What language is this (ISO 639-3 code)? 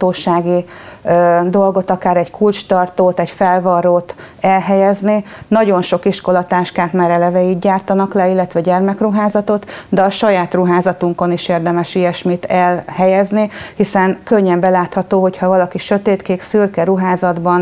hun